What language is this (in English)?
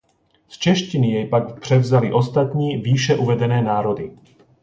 Czech